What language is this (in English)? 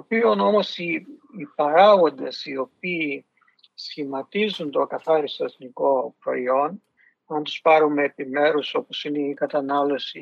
Greek